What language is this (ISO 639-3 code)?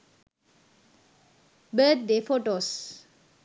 sin